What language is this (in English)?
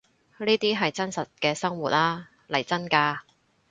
Cantonese